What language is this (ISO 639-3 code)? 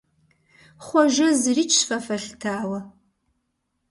kbd